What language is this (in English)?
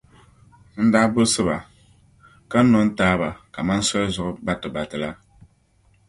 Dagbani